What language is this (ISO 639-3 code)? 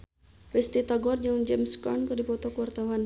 sun